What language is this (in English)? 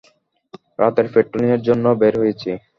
Bangla